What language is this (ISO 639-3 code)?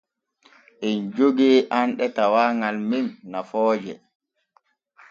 fue